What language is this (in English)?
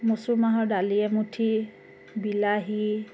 Assamese